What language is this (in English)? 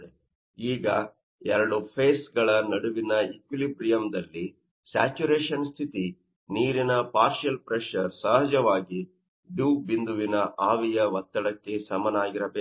Kannada